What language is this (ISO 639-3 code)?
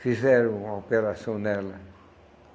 por